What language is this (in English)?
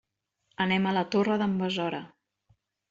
Catalan